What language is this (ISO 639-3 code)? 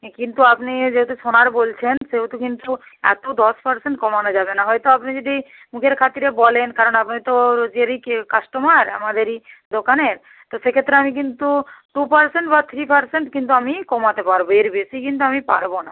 ben